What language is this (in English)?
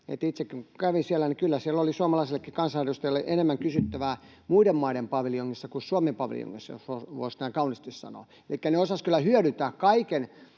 Finnish